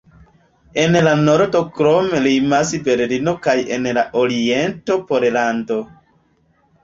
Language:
Esperanto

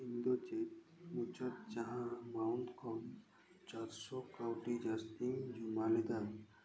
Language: Santali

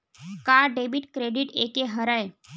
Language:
Chhattisgarhi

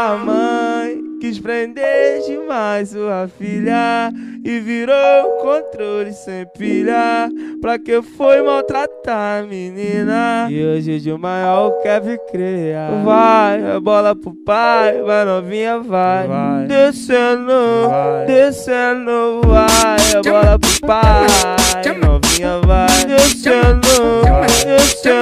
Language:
Portuguese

